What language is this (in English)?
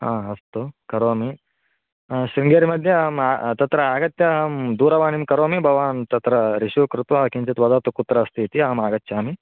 Sanskrit